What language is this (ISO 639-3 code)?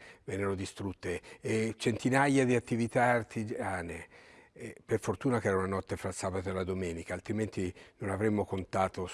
ita